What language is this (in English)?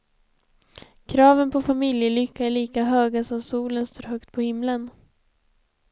Swedish